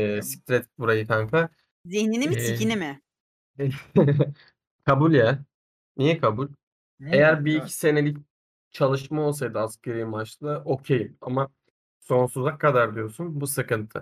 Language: Turkish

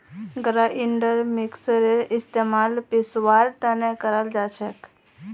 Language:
Magahi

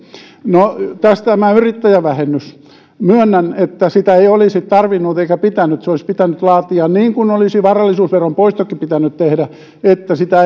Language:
Finnish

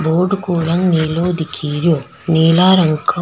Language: Rajasthani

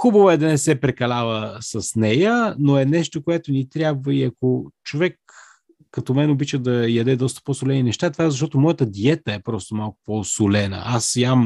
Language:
Bulgarian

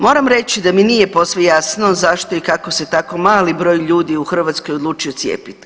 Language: Croatian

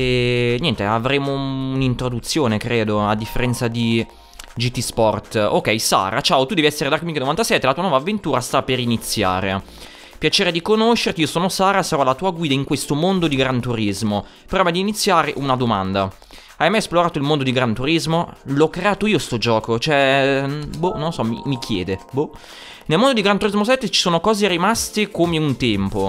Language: Italian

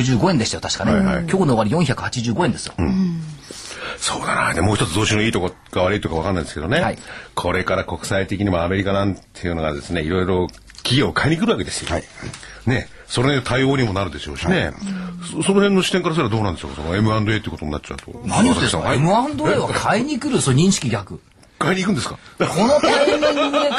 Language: Japanese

